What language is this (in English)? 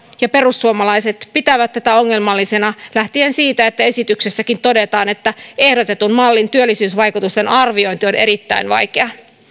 Finnish